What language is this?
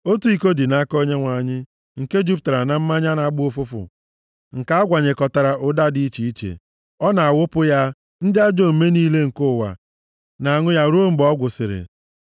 Igbo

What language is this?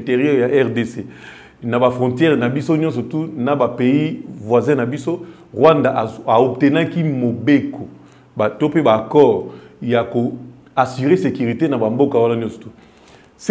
French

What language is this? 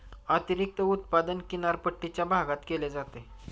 Marathi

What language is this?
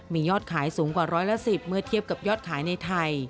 Thai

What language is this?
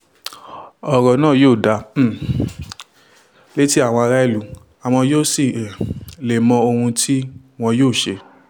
Yoruba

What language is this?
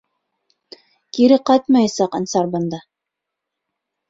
Bashkir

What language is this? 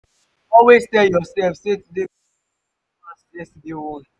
Nigerian Pidgin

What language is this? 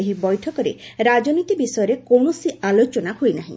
Odia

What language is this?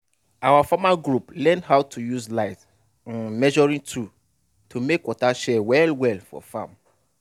Nigerian Pidgin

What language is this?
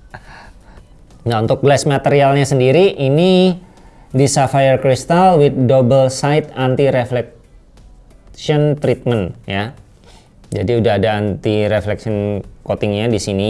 Indonesian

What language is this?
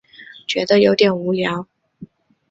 Chinese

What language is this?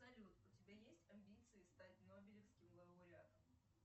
Russian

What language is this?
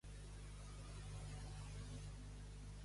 Catalan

